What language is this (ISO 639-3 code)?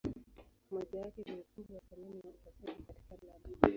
swa